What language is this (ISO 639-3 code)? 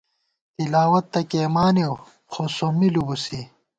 gwt